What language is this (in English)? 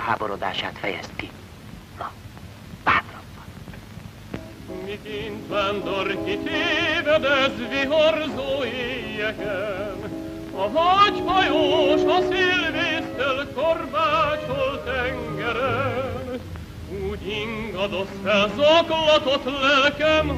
Hungarian